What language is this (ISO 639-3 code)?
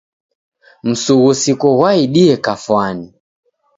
dav